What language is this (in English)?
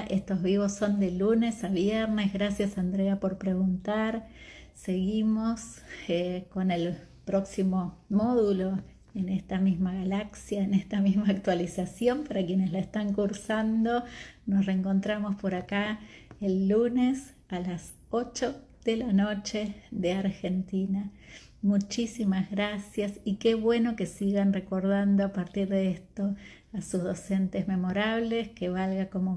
Spanish